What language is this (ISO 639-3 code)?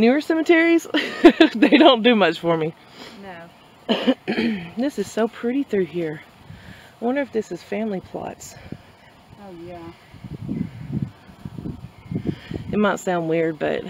eng